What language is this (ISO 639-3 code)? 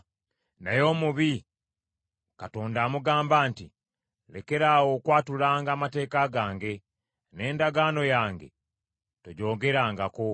lug